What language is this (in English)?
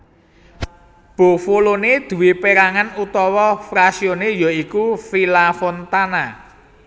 Javanese